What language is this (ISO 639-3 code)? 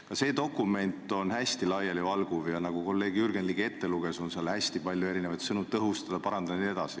est